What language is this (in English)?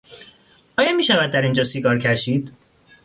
Persian